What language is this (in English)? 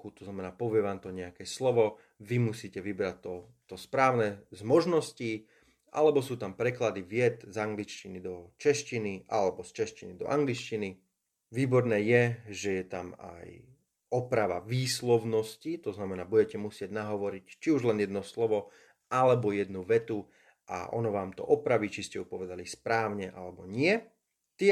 Slovak